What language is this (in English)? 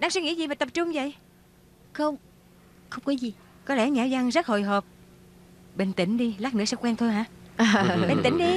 Vietnamese